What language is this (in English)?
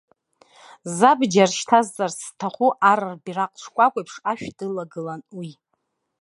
Abkhazian